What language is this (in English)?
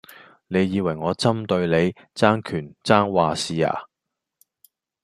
Cantonese